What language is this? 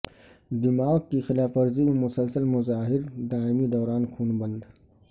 Urdu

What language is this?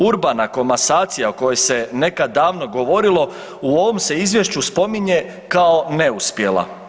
Croatian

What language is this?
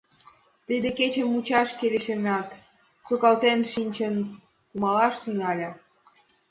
Mari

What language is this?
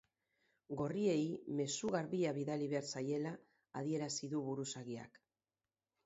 Basque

